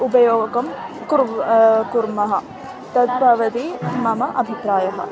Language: Sanskrit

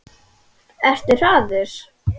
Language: Icelandic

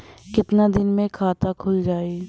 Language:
Bhojpuri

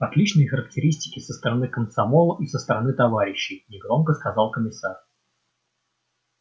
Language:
Russian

